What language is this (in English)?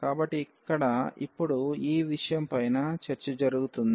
Telugu